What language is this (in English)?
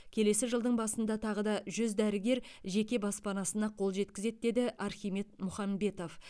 Kazakh